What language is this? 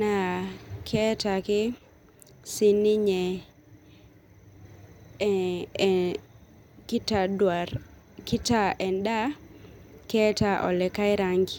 Masai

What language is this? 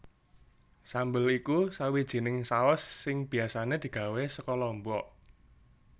Javanese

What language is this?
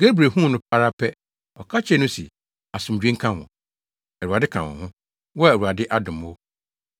Akan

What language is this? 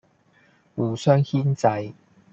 Cantonese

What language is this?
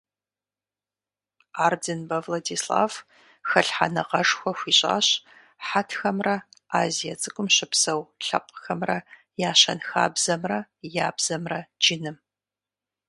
Kabardian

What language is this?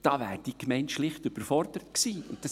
Swiss German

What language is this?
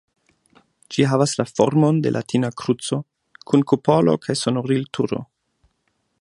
Esperanto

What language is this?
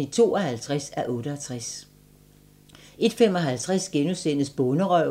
Danish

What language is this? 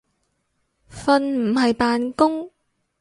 Cantonese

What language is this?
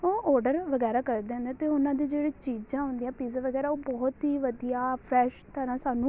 Punjabi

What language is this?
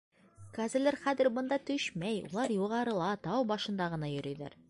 Bashkir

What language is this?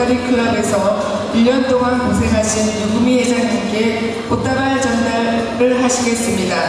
Korean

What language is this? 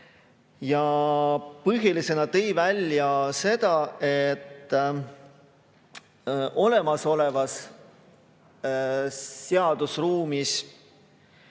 Estonian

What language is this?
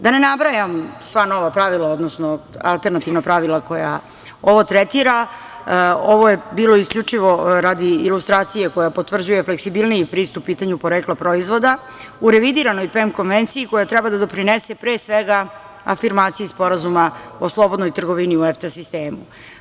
Serbian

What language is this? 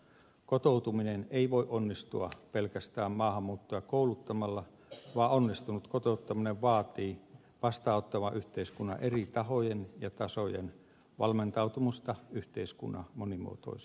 Finnish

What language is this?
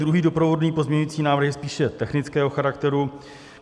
Czech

